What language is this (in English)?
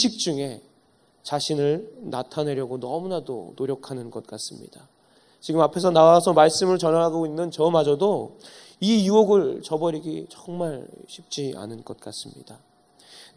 Korean